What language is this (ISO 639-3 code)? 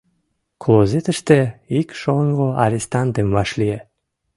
chm